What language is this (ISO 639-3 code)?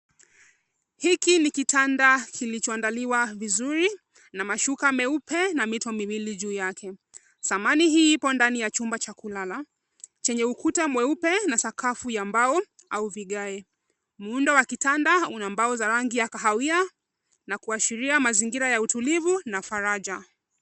swa